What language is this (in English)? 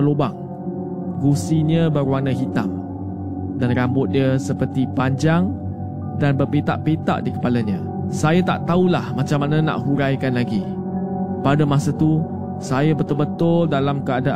Malay